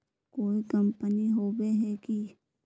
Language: Magahi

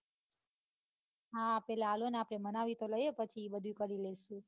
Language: Gujarati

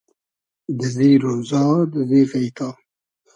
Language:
Hazaragi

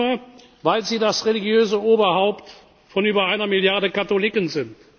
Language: German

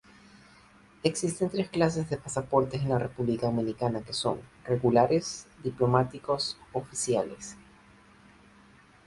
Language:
Spanish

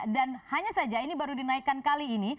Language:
Indonesian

